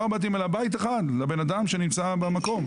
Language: Hebrew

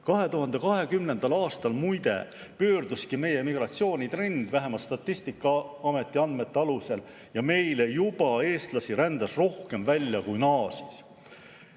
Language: Estonian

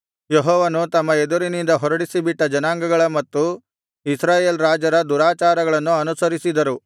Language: Kannada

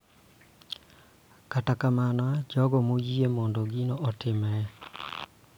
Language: Luo (Kenya and Tanzania)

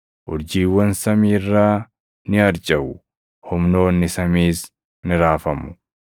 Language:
Oromo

